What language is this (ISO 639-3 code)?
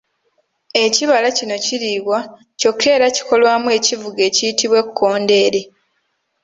lug